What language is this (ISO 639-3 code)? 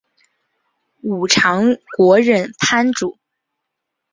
zho